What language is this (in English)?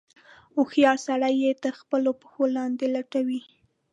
Pashto